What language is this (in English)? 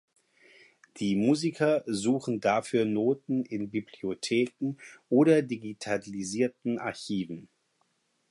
German